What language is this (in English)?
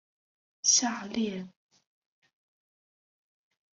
Chinese